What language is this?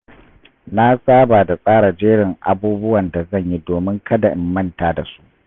Hausa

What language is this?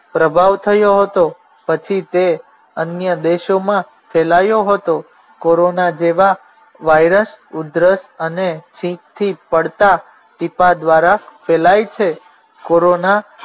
Gujarati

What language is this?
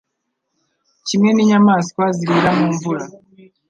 Kinyarwanda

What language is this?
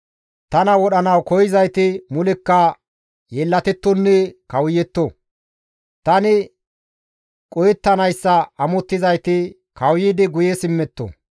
Gamo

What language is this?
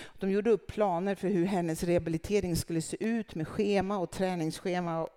Swedish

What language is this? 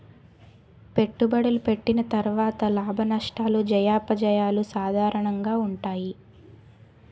Telugu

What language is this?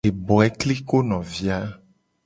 Gen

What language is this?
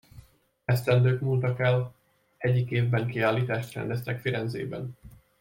Hungarian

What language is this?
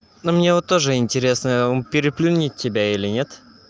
Russian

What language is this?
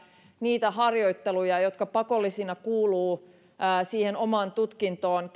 Finnish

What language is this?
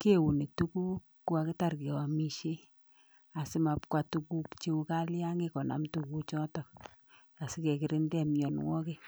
Kalenjin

